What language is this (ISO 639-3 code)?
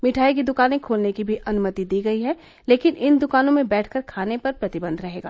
hin